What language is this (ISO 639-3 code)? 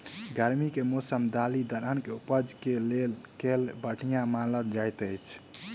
mai